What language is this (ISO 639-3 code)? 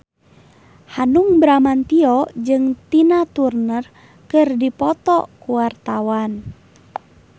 sun